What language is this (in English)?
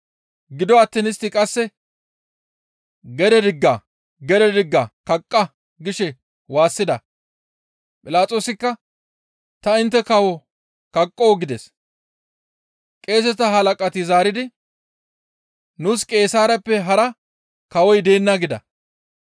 Gamo